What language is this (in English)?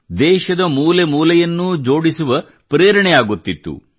Kannada